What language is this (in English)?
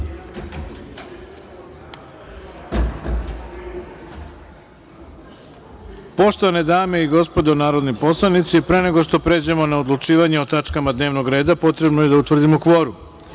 Serbian